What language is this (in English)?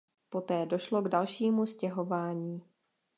Czech